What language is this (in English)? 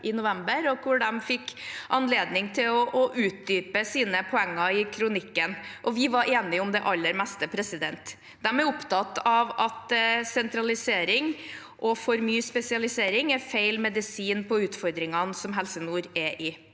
Norwegian